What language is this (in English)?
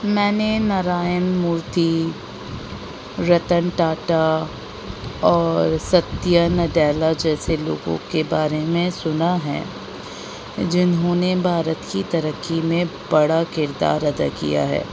Urdu